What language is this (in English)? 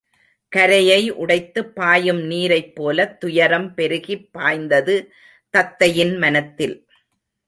Tamil